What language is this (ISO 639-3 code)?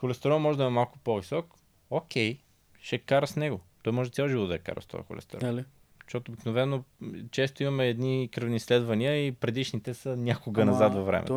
bul